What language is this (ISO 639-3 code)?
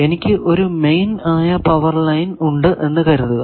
mal